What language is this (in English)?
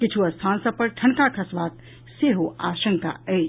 Maithili